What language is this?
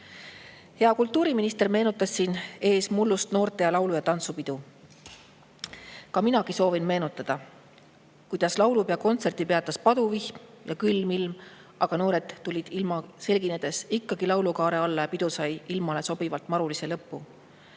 Estonian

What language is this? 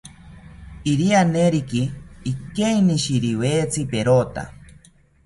South Ucayali Ashéninka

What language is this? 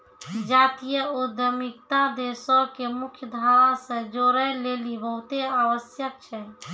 Maithili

